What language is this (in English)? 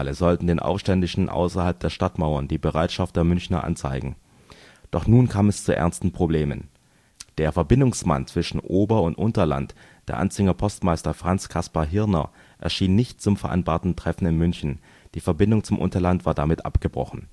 German